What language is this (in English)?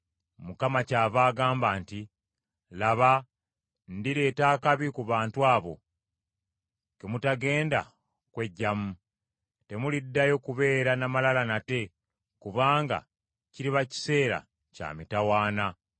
Ganda